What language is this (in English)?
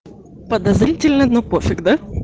Russian